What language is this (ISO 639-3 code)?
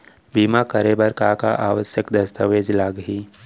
hne